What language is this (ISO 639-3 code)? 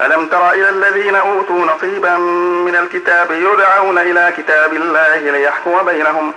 ara